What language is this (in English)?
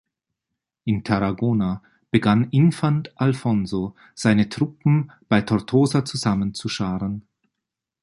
German